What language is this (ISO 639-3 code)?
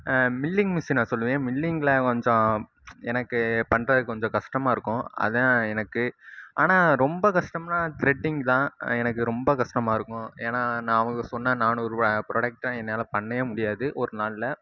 tam